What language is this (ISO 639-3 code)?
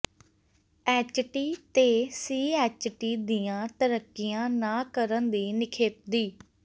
pan